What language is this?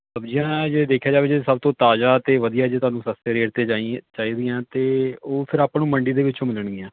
Punjabi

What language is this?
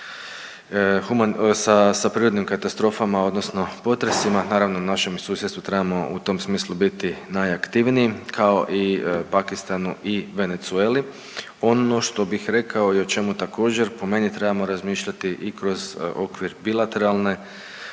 Croatian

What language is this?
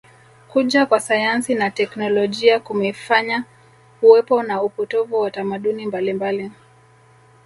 Swahili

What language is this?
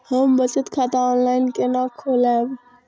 Maithili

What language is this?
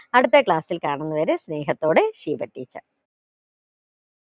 Malayalam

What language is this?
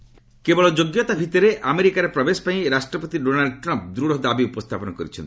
Odia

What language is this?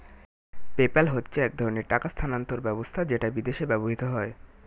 Bangla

